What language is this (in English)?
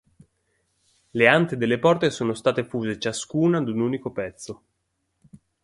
Italian